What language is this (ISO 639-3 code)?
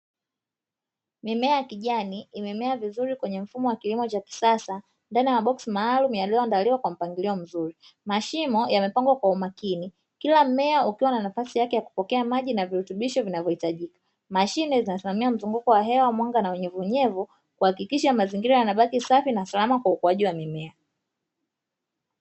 swa